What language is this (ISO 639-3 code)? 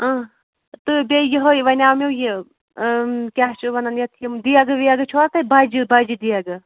kas